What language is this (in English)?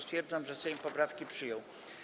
Polish